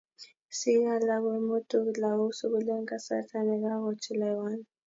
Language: Kalenjin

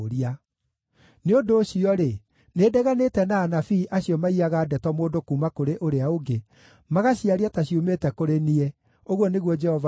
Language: Kikuyu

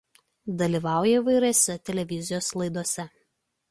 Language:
Lithuanian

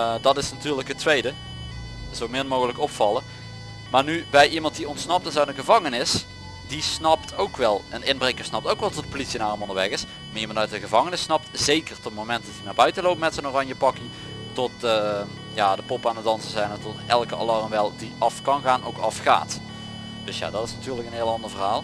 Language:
Dutch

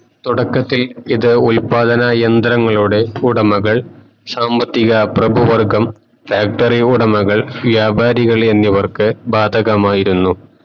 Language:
Malayalam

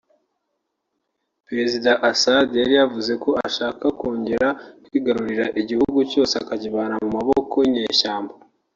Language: Kinyarwanda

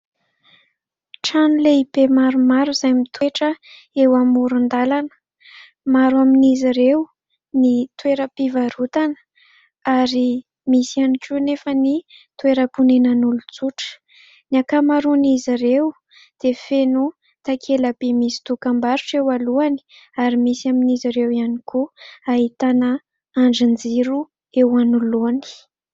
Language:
Malagasy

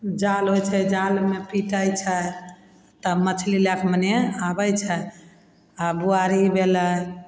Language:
Maithili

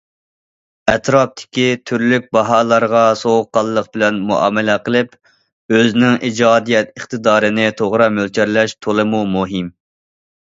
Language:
Uyghur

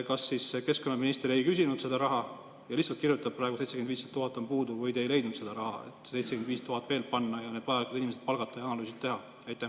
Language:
Estonian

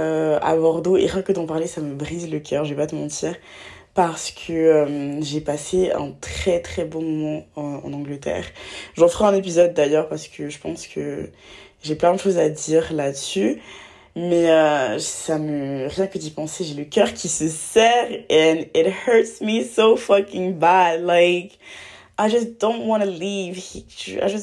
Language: French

